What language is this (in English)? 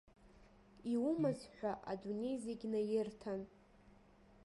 Abkhazian